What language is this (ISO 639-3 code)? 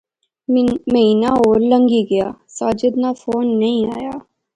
phr